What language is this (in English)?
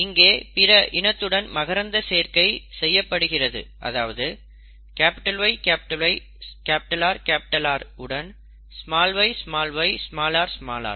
Tamil